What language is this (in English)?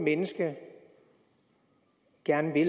Danish